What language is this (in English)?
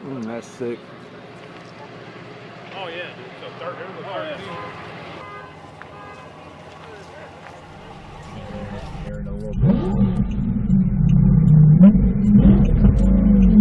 English